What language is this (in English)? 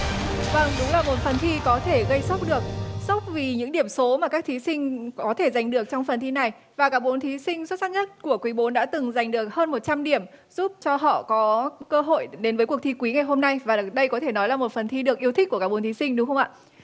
Vietnamese